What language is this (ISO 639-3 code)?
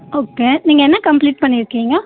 tam